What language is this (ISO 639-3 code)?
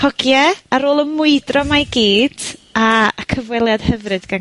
cym